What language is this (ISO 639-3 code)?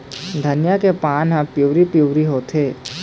hne